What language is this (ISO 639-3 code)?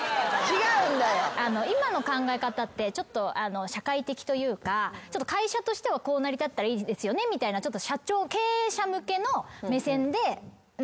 jpn